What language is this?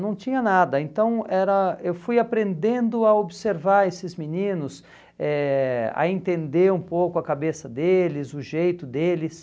Portuguese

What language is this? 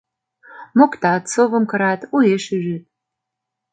Mari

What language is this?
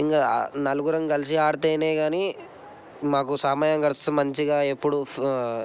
Telugu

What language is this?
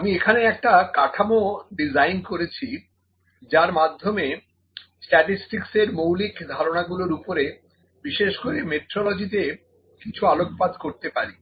Bangla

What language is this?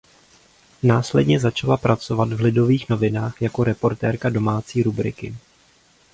Czech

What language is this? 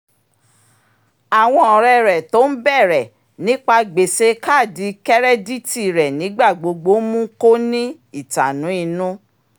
Yoruba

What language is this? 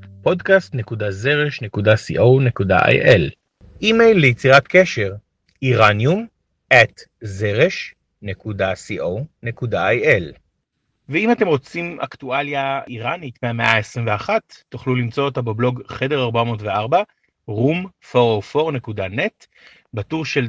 Hebrew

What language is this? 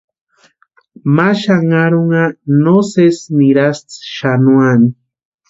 Western Highland Purepecha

